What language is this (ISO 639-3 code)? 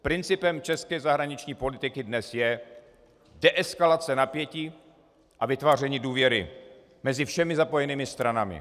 ces